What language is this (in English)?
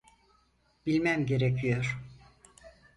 Turkish